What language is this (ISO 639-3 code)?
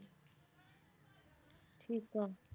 pan